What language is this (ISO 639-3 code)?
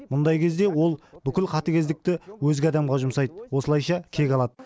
kaz